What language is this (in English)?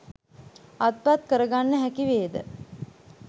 Sinhala